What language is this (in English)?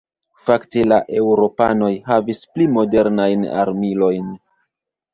Esperanto